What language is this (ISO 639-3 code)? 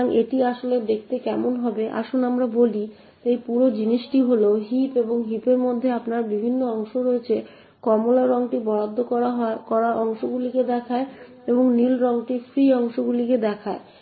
ben